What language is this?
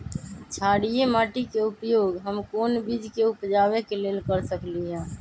Magahi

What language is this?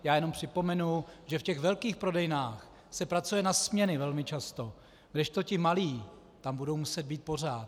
Czech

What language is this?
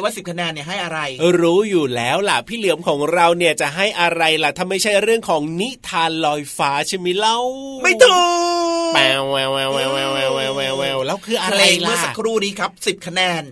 Thai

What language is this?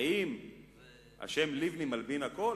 Hebrew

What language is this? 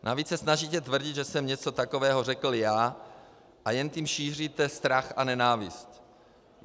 Czech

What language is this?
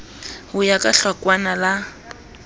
Southern Sotho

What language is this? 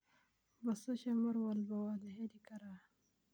Somali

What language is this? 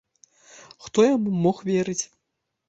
Belarusian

